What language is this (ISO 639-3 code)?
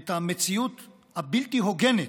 heb